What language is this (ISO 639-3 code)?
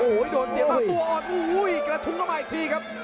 tha